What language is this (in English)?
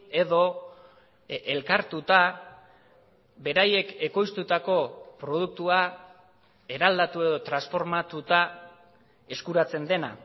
Basque